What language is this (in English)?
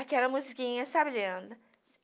Portuguese